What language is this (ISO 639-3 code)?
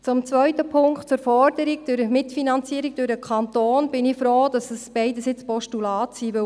gsw